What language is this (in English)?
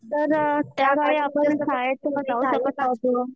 Marathi